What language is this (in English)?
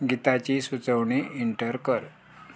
Konkani